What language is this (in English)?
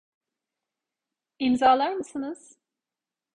Turkish